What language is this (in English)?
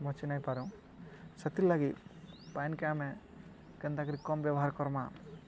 Odia